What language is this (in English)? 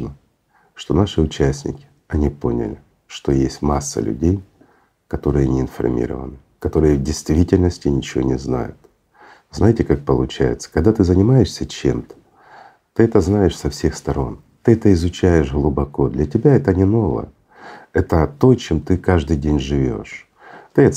Russian